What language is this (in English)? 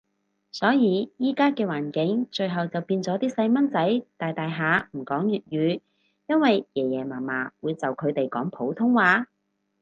Cantonese